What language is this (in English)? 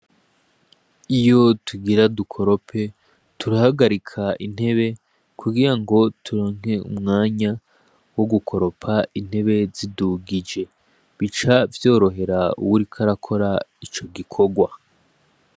Rundi